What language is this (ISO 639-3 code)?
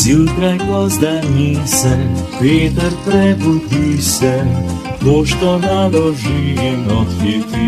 ron